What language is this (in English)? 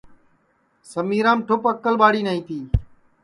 Sansi